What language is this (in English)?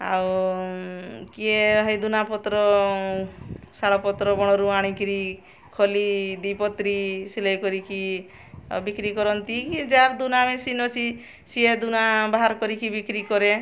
Odia